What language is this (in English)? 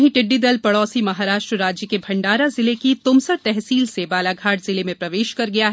Hindi